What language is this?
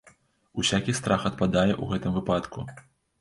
Belarusian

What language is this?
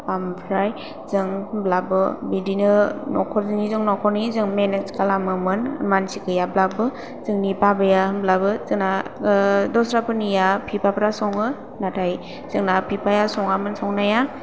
Bodo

